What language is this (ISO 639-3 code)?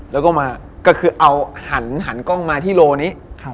tha